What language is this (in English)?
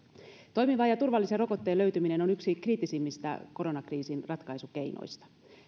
Finnish